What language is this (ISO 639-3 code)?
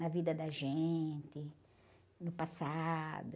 por